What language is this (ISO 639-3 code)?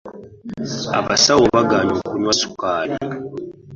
lug